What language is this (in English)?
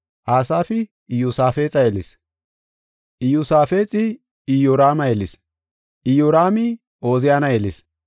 Gofa